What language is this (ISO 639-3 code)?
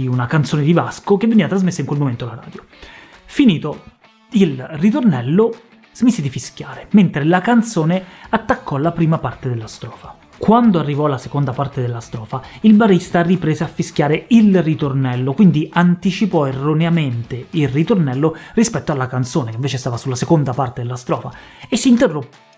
ita